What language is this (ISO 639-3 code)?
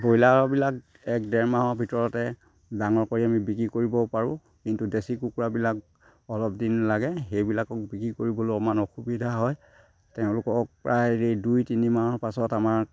asm